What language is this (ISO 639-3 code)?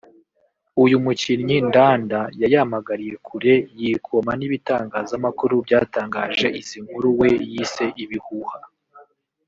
kin